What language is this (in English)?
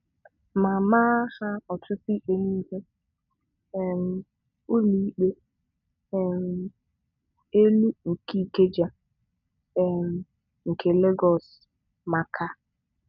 Igbo